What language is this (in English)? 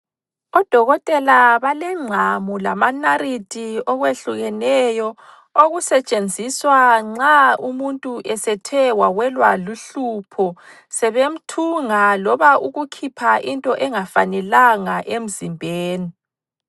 North Ndebele